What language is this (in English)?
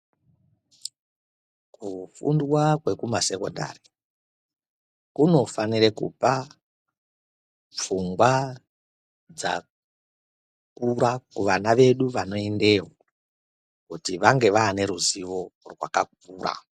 Ndau